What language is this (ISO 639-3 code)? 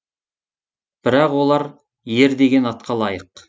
kaz